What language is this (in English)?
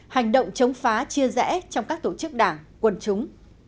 Vietnamese